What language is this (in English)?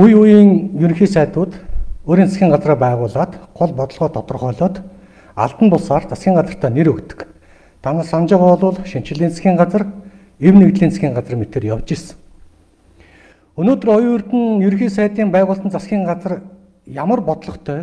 Turkish